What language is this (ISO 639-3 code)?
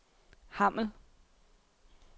dan